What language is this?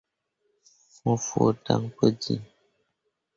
Mundang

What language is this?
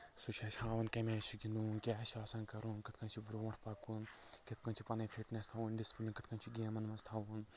Kashmiri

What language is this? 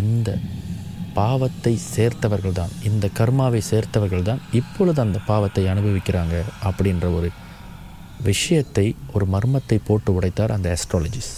Tamil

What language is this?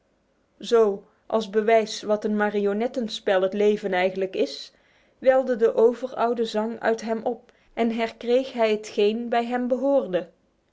Dutch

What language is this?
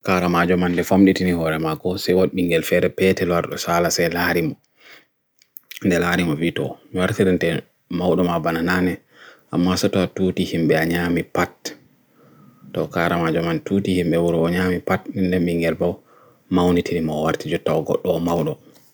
Bagirmi Fulfulde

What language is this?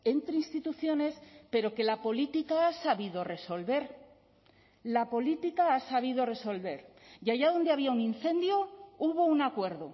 Spanish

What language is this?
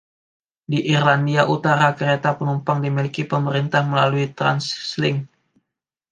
Indonesian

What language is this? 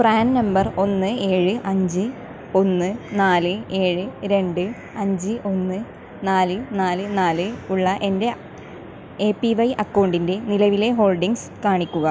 Malayalam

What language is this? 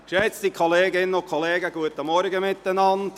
Swiss German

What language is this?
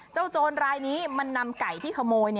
Thai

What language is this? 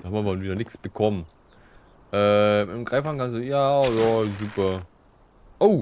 German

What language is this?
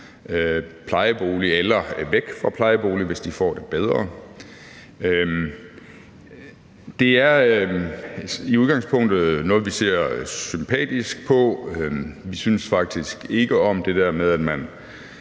Danish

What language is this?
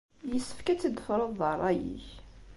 Kabyle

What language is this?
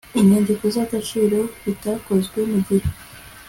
Kinyarwanda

